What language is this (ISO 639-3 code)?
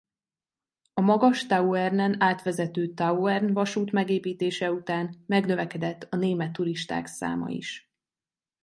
hun